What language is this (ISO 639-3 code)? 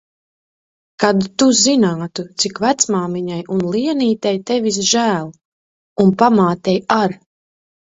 lav